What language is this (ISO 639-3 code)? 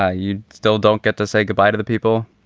eng